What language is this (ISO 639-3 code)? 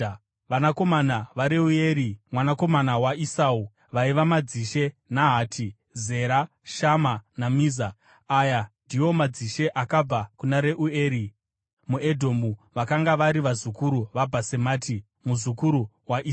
sna